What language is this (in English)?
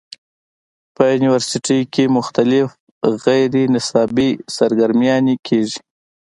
Pashto